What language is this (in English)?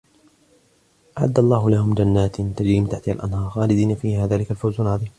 Arabic